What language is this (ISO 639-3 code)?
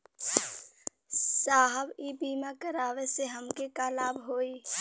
bho